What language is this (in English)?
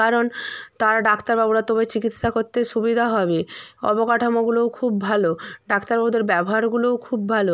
Bangla